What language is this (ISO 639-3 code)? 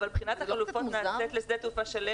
heb